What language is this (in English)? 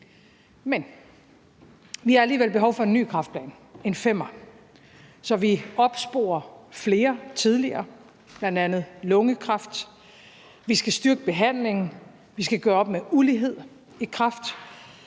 Danish